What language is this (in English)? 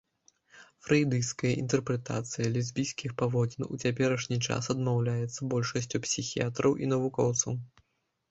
Belarusian